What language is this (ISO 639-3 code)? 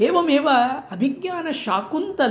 san